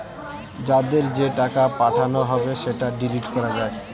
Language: Bangla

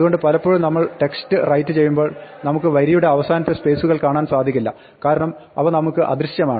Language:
Malayalam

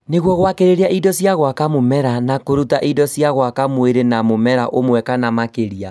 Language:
Kikuyu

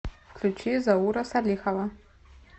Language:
Russian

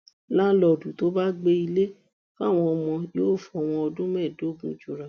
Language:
Yoruba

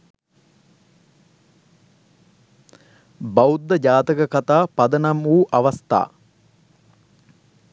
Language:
Sinhala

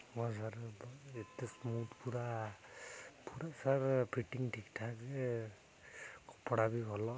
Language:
Odia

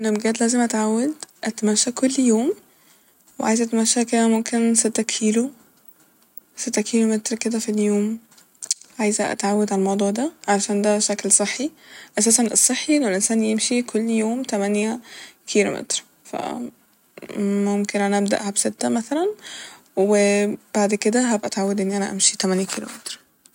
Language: Egyptian Arabic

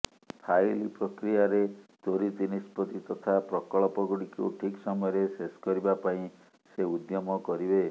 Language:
Odia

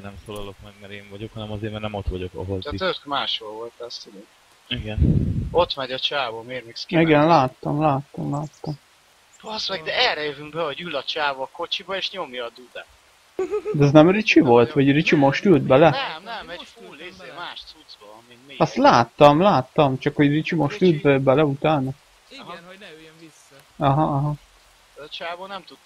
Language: Hungarian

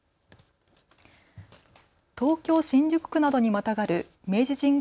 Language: Japanese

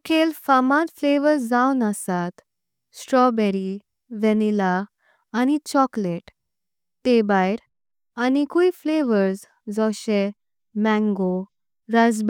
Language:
Konkani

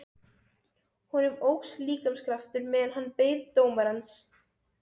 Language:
Icelandic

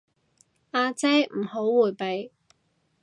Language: Cantonese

